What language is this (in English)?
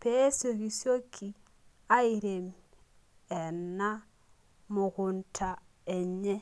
Masai